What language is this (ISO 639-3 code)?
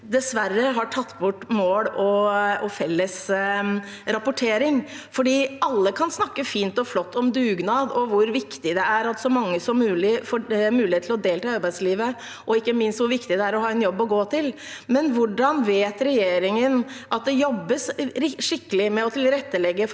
nor